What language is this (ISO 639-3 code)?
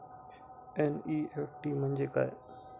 mar